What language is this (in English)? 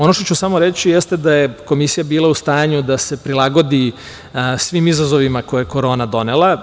Serbian